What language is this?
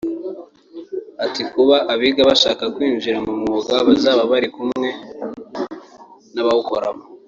Kinyarwanda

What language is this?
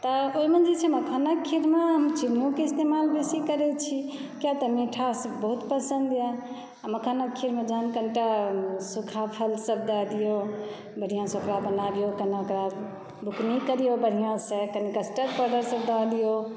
Maithili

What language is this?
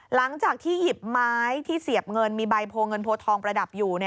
Thai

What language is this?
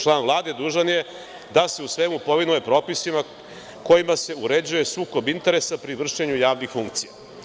Serbian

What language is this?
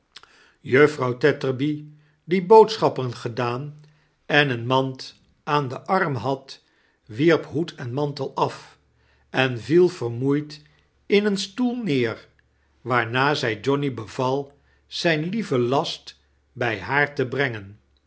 Dutch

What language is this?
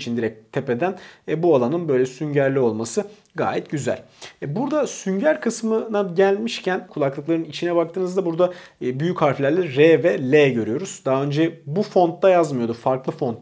Turkish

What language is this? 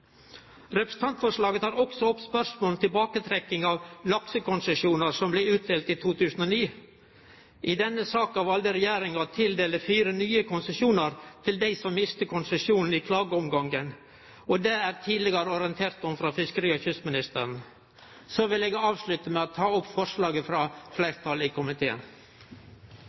Norwegian Nynorsk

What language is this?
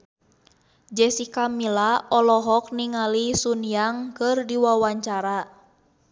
Sundanese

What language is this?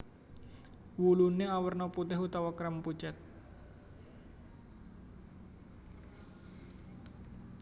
Javanese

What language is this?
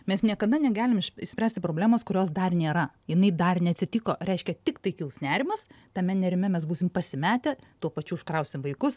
Lithuanian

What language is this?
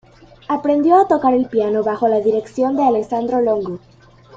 Spanish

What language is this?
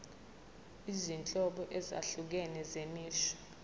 Zulu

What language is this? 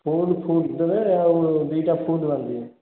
Odia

